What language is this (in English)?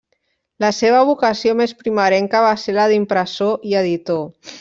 Catalan